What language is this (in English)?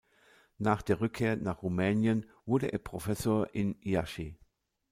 German